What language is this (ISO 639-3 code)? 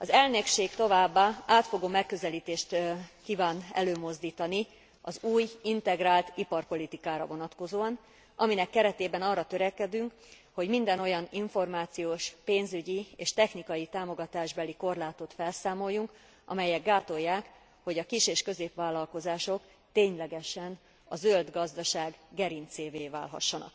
hun